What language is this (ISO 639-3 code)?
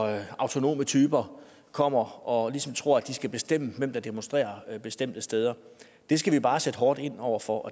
dan